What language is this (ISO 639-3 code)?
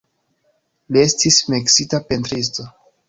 epo